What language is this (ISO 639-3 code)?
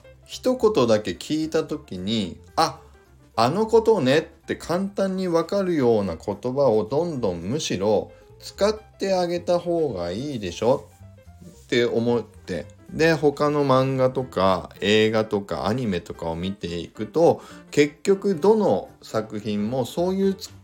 jpn